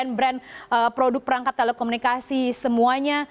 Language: Indonesian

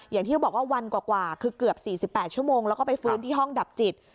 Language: Thai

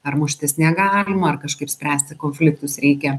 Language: Lithuanian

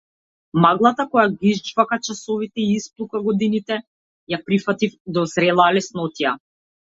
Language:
Macedonian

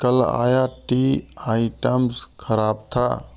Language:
Hindi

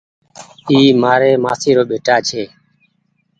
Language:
Goaria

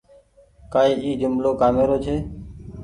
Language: Goaria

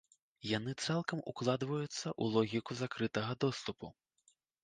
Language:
Belarusian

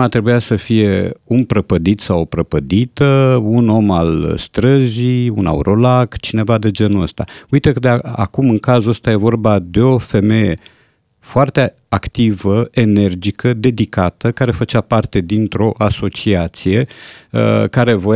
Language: Romanian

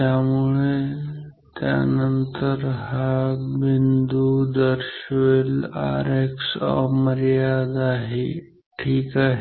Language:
Marathi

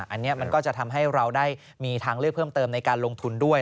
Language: Thai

